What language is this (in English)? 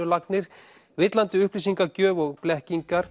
Icelandic